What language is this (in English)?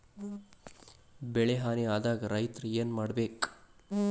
Kannada